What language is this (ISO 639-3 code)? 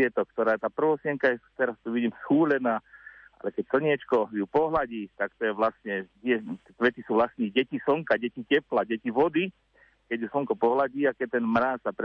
slk